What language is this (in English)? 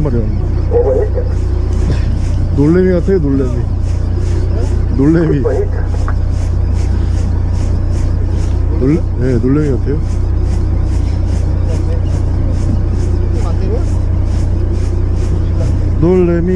Korean